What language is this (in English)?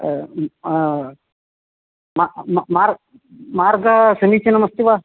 Sanskrit